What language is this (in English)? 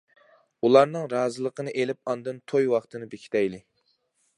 Uyghur